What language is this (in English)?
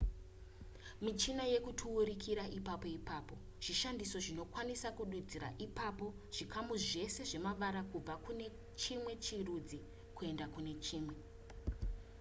Shona